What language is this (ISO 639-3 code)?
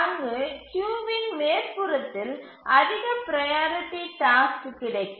tam